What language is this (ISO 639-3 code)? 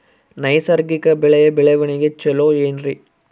kan